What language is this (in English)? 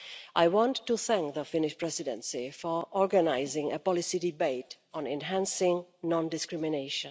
English